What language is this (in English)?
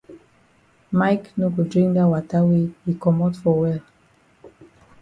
Cameroon Pidgin